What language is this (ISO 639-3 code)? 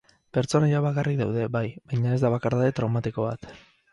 eus